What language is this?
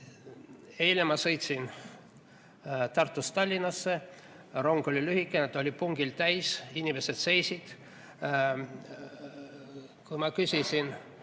Estonian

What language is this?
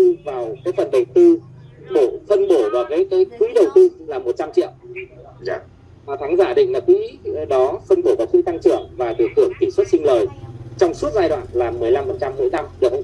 Vietnamese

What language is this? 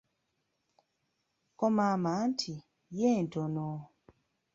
Ganda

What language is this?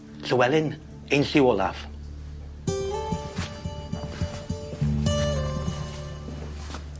Welsh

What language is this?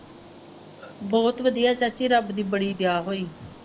Punjabi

